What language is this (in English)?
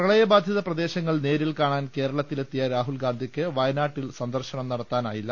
Malayalam